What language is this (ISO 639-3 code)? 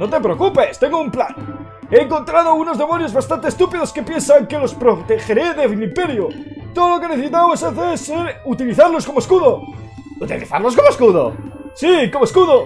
spa